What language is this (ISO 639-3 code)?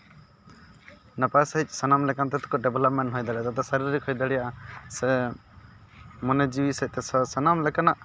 sat